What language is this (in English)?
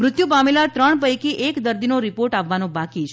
Gujarati